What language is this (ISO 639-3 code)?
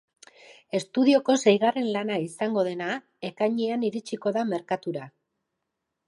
eus